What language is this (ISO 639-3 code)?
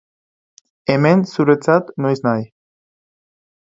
eus